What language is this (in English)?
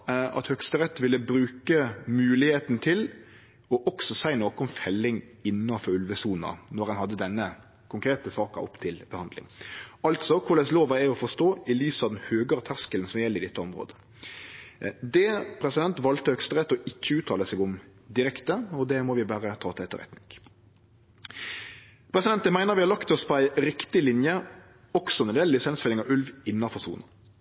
Norwegian Nynorsk